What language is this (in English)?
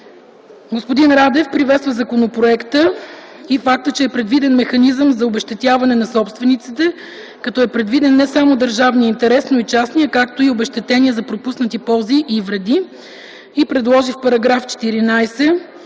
Bulgarian